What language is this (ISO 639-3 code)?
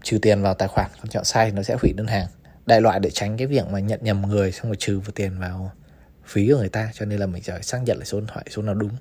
vie